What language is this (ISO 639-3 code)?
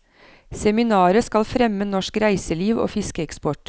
nor